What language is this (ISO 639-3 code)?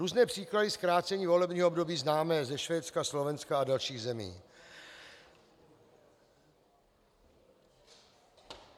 ces